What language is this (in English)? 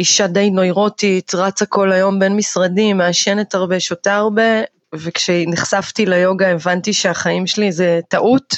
Hebrew